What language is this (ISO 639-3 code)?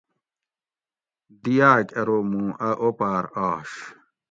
gwc